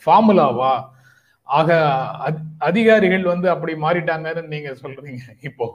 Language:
Tamil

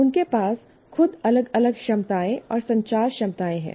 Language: Hindi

